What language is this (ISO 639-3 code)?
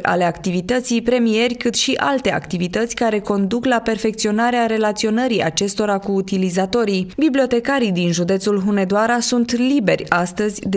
ron